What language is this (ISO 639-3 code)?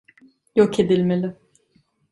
tur